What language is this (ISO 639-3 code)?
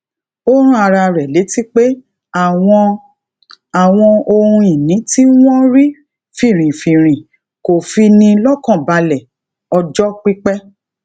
yor